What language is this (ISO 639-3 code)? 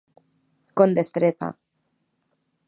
glg